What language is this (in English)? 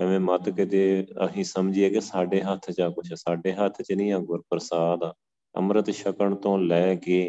Punjabi